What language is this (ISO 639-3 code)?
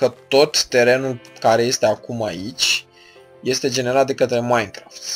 ron